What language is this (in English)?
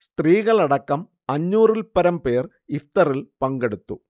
Malayalam